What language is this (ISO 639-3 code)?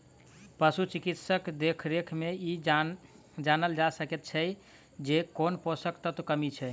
mai